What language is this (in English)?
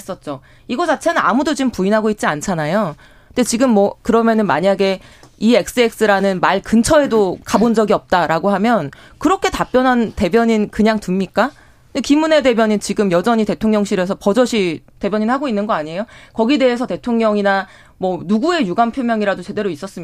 Korean